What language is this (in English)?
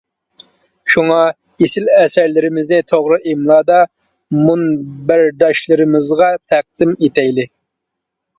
Uyghur